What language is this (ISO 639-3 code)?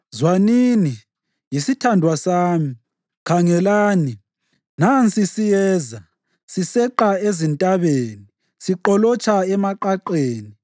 nde